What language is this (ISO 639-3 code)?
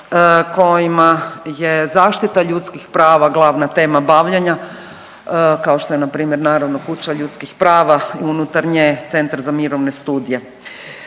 hrv